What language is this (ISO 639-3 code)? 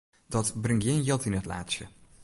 fry